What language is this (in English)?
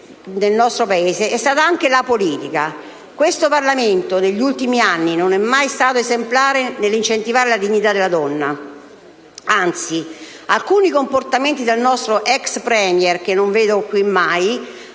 Italian